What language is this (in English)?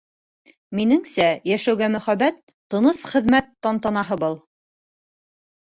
Bashkir